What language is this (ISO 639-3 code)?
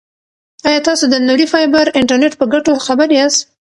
pus